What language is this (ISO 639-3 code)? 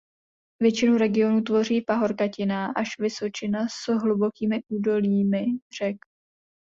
ces